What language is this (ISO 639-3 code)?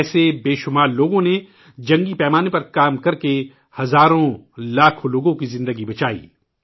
urd